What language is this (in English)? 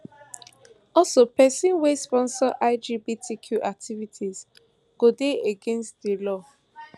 Nigerian Pidgin